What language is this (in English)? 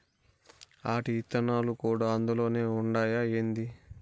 Telugu